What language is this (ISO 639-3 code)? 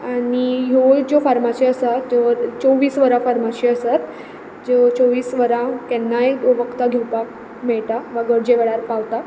kok